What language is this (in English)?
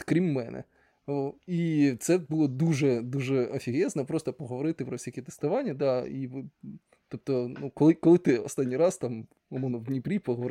Ukrainian